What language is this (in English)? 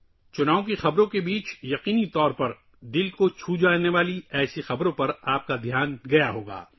Urdu